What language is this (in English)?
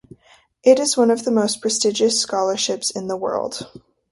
English